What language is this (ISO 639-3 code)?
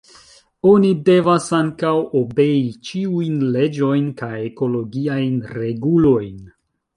epo